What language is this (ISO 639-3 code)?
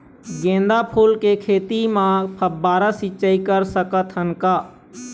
hne